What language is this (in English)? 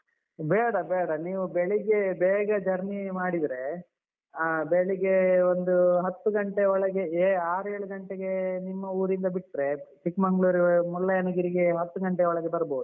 Kannada